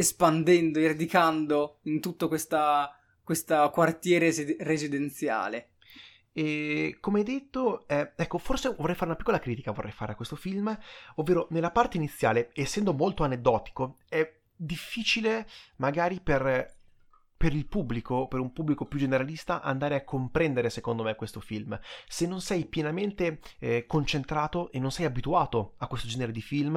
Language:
Italian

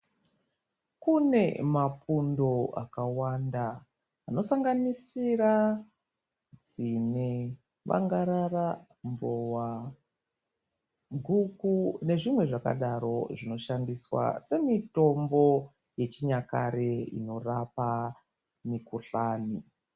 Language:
Ndau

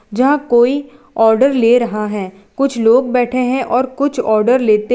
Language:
Hindi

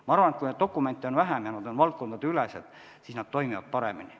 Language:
Estonian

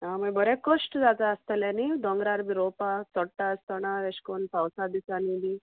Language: Konkani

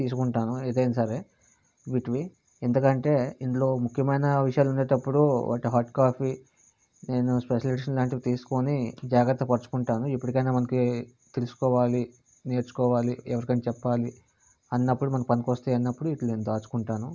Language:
Telugu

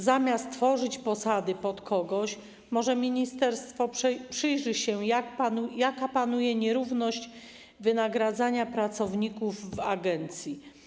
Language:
Polish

